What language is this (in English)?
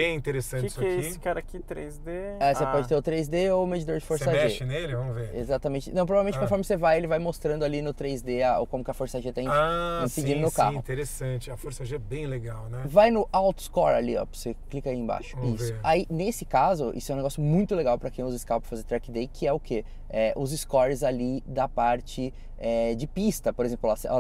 Portuguese